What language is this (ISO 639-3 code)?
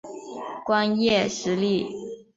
zho